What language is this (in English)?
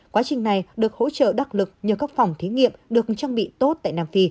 Vietnamese